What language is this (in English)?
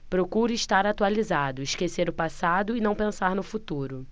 Portuguese